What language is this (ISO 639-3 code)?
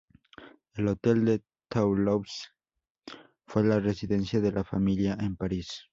spa